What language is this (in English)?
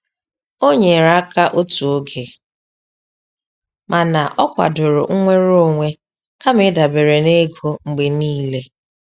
Igbo